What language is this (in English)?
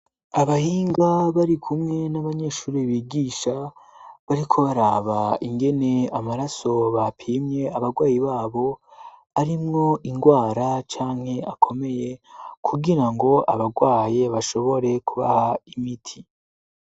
Rundi